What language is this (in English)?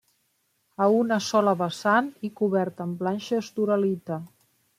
Catalan